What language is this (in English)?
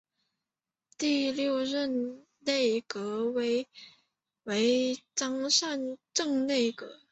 Chinese